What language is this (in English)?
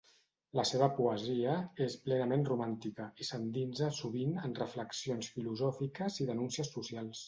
Catalan